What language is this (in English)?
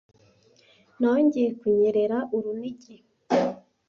Kinyarwanda